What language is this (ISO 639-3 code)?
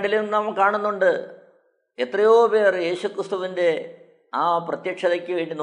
mal